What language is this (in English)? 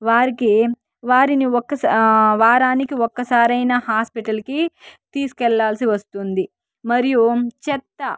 Telugu